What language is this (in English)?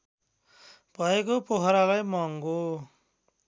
Nepali